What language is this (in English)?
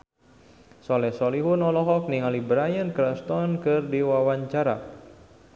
Sundanese